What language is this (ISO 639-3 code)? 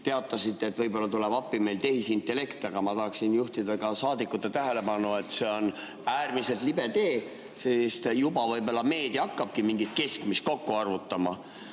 est